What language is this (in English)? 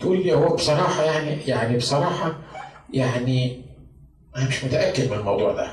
Arabic